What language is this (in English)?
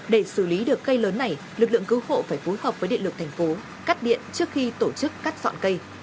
Vietnamese